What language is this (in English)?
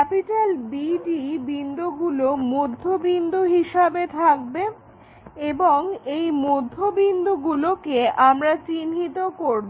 Bangla